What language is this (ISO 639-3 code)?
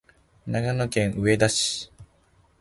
jpn